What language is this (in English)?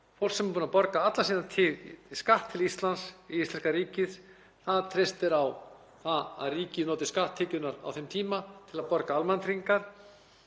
Icelandic